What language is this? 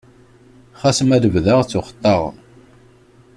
Kabyle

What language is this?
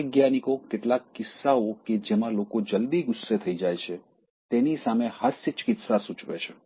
Gujarati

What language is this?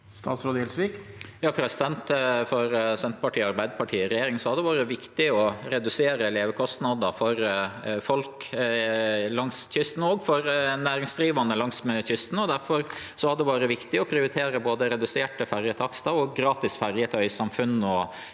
Norwegian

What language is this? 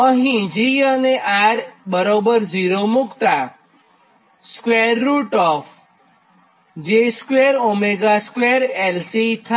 Gujarati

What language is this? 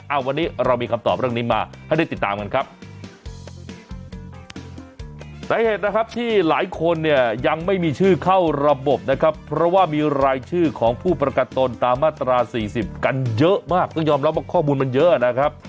Thai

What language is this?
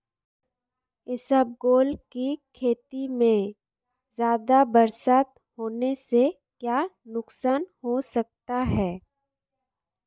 Hindi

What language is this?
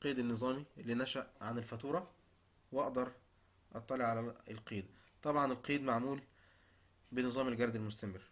Arabic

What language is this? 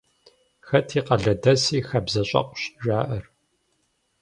Kabardian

